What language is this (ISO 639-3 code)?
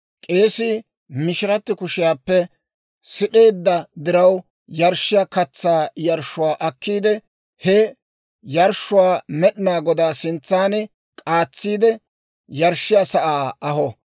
dwr